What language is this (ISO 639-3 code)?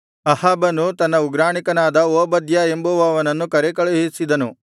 kan